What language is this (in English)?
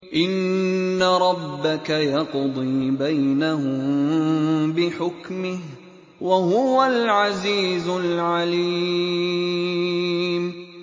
Arabic